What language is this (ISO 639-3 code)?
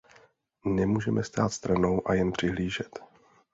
ces